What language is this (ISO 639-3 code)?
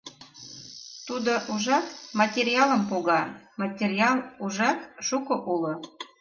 chm